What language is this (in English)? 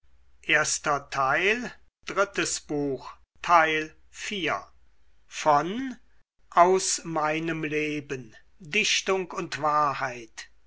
German